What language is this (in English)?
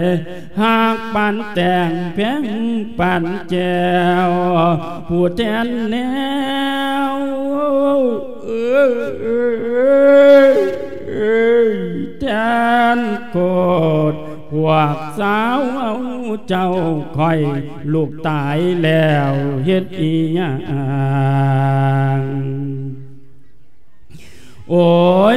Thai